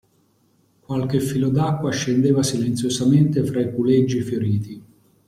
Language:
Italian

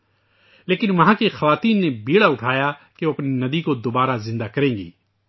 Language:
Urdu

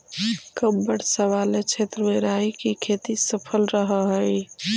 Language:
Magahi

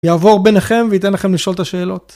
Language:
Hebrew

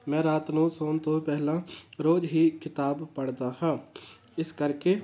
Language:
Punjabi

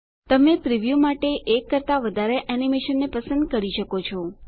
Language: Gujarati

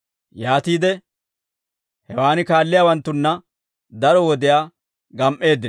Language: Dawro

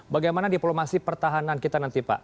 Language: Indonesian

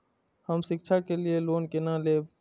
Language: Maithili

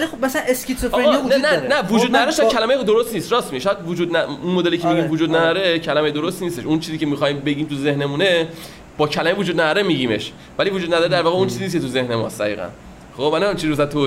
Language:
Persian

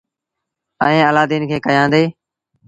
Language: Sindhi Bhil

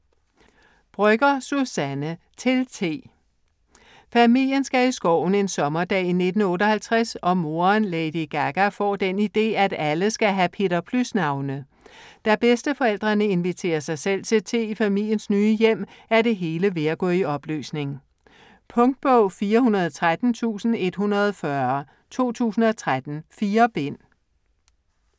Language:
Danish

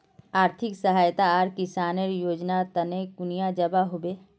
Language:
Magahi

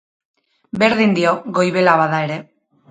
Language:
Basque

